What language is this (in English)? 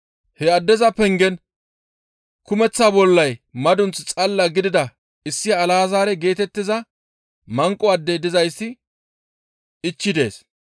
Gamo